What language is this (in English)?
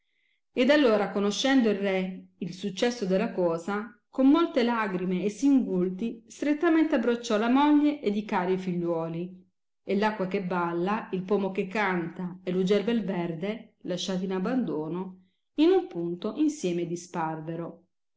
Italian